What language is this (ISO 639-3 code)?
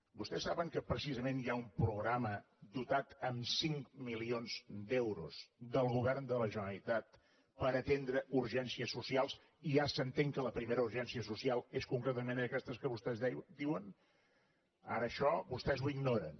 cat